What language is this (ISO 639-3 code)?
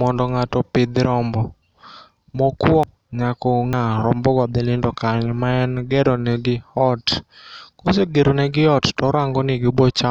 luo